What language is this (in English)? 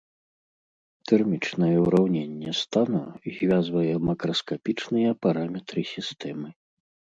Belarusian